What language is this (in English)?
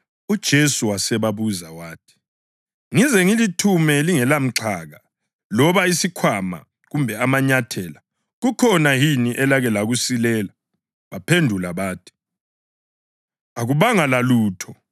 North Ndebele